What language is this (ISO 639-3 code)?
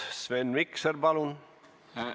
est